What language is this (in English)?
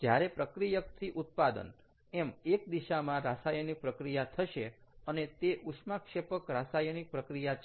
Gujarati